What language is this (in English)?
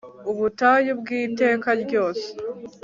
Kinyarwanda